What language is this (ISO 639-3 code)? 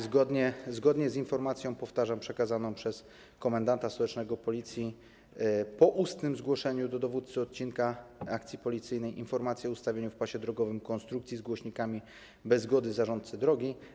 pol